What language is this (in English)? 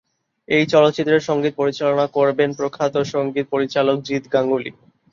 Bangla